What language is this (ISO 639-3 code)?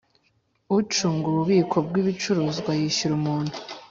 kin